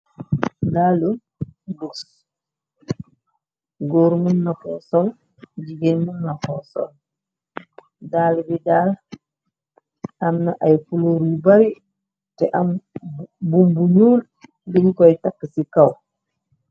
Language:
Wolof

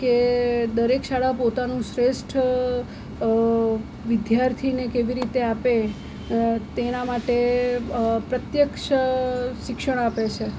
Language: Gujarati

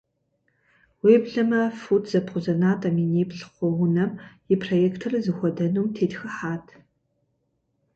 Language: Kabardian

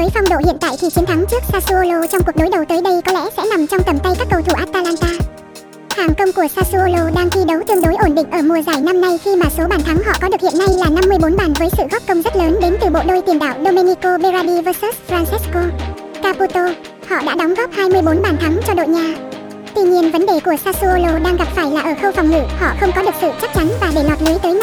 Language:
Vietnamese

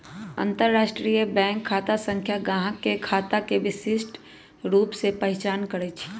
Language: Magahi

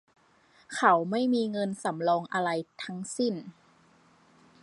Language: Thai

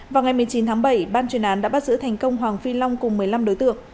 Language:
Vietnamese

